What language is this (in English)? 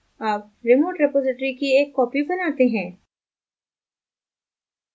Hindi